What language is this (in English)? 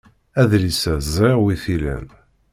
Kabyle